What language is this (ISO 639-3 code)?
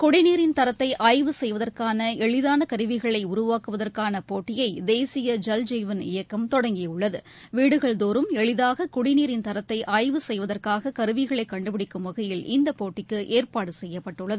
tam